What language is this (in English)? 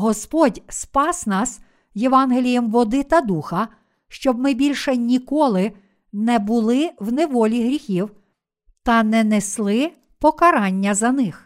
Ukrainian